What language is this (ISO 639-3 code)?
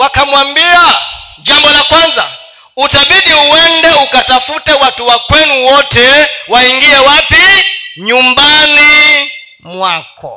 swa